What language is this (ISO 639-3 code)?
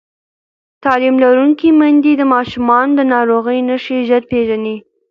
pus